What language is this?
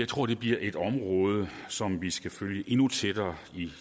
Danish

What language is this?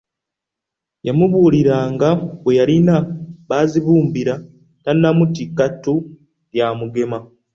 Ganda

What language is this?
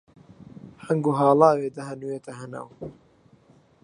Central Kurdish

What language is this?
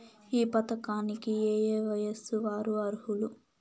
Telugu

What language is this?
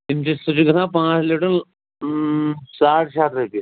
Kashmiri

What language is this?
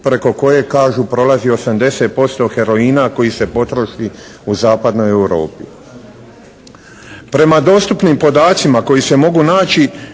Croatian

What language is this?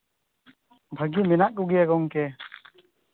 Santali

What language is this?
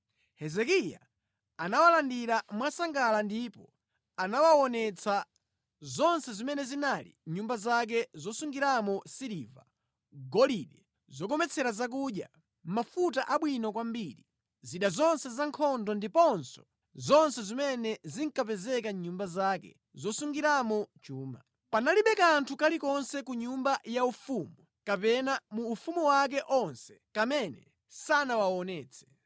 Nyanja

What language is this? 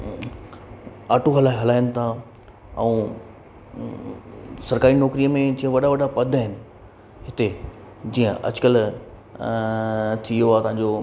Sindhi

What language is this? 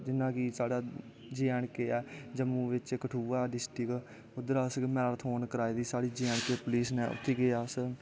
Dogri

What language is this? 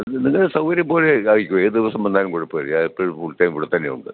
Malayalam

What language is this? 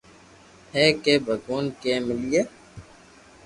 Loarki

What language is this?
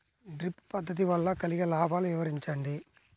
Telugu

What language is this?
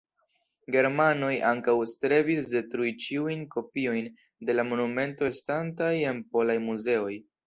Esperanto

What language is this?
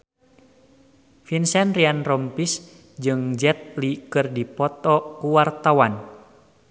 Sundanese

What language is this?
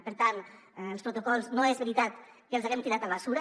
Catalan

